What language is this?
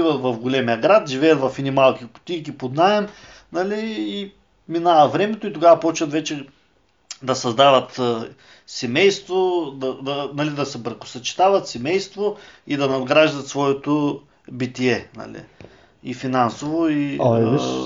Bulgarian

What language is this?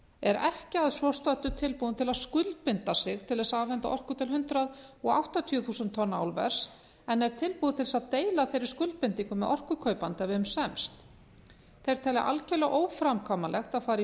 Icelandic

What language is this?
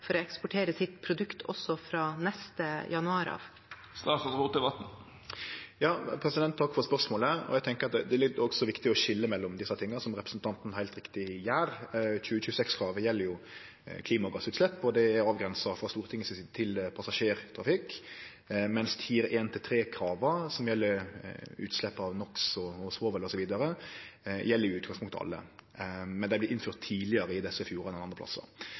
Norwegian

